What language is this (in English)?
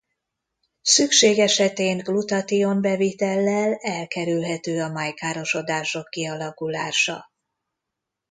Hungarian